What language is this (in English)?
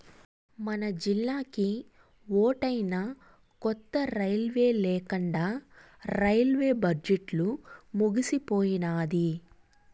Telugu